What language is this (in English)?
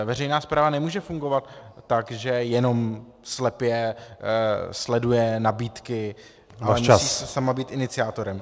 Czech